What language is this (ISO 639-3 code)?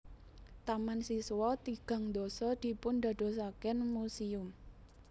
jav